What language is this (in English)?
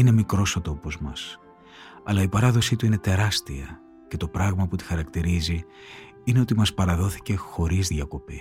Greek